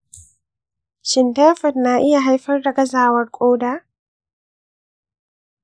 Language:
Hausa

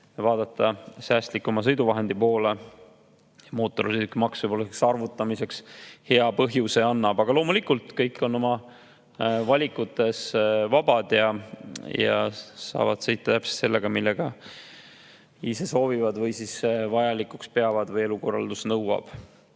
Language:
Estonian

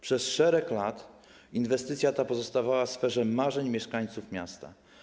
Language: Polish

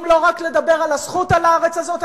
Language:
Hebrew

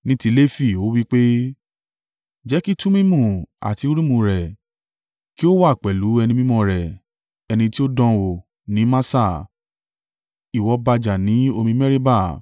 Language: Yoruba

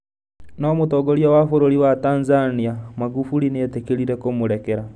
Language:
Kikuyu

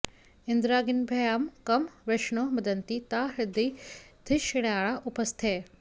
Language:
Sanskrit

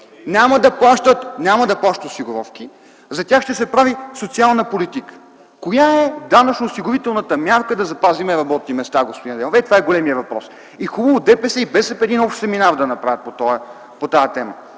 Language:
Bulgarian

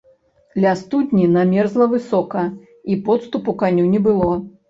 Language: Belarusian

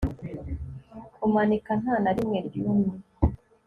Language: Kinyarwanda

